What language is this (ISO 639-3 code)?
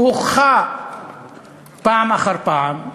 heb